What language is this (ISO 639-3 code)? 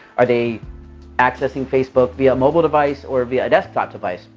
eng